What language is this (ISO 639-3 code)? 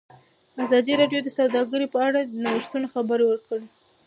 pus